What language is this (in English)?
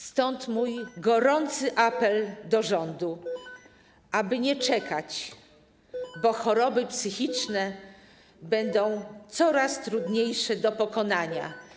Polish